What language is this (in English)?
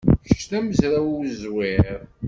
Kabyle